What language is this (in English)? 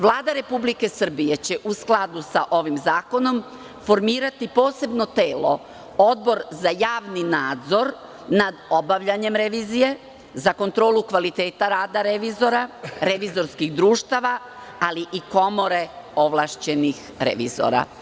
Serbian